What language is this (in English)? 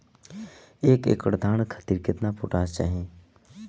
Bhojpuri